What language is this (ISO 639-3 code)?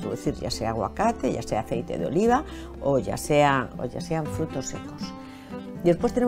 spa